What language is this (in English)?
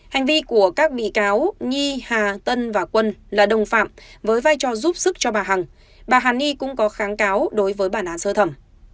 Vietnamese